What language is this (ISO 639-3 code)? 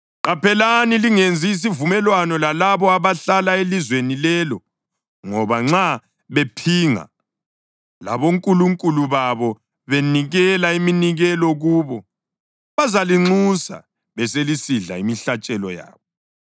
nde